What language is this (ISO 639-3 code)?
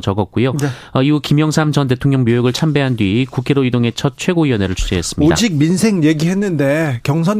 kor